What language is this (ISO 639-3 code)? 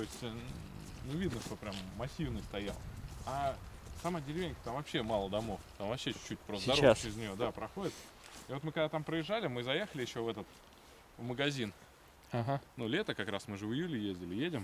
rus